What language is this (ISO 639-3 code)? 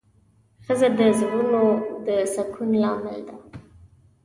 pus